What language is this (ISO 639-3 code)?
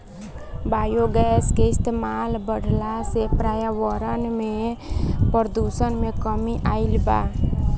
bho